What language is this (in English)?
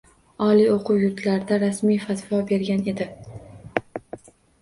Uzbek